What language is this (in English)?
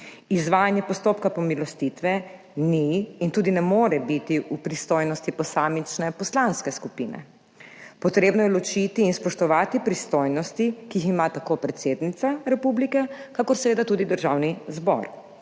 Slovenian